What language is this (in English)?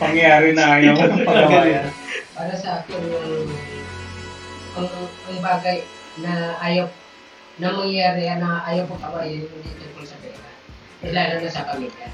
Filipino